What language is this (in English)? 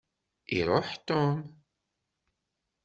Kabyle